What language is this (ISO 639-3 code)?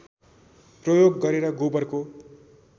nep